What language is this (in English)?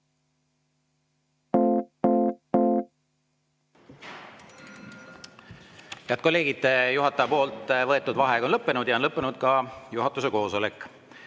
Estonian